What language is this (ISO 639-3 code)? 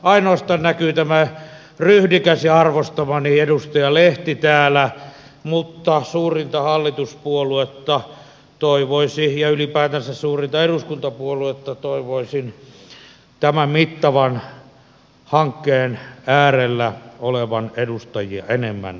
fin